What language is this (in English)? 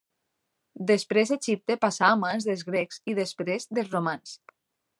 Catalan